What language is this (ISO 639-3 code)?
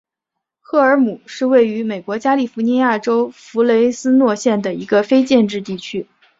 zho